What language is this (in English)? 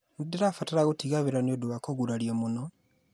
Kikuyu